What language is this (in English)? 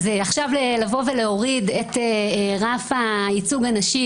Hebrew